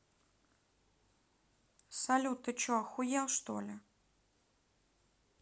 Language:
Russian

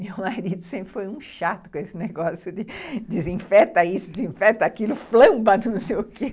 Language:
Portuguese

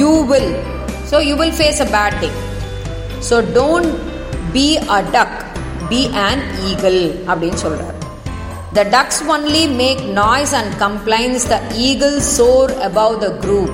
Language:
Tamil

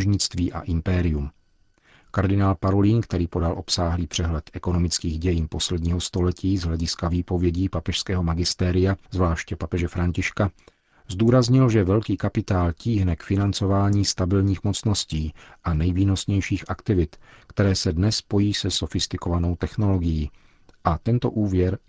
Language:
Czech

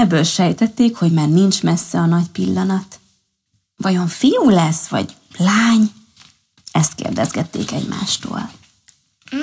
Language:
Hungarian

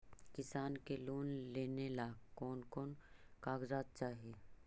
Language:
Magahi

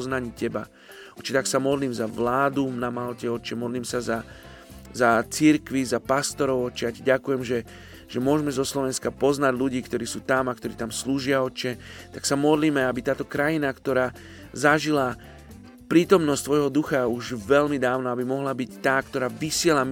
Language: Slovak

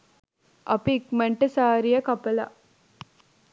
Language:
Sinhala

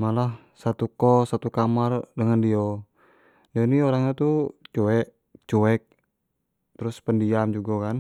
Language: Jambi Malay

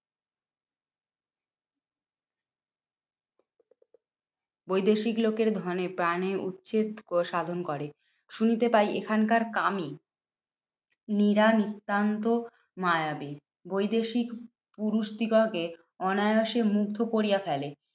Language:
Bangla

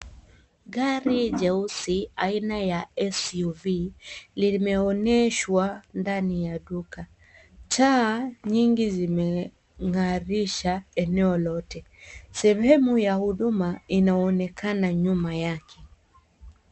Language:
Swahili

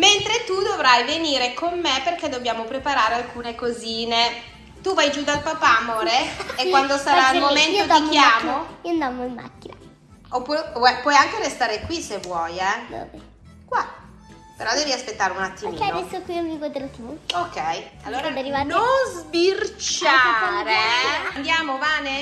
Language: Italian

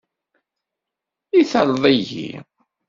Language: Kabyle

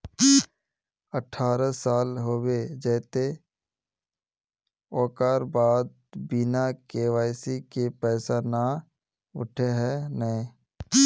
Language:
Magahi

